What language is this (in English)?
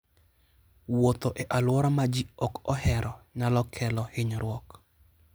Luo (Kenya and Tanzania)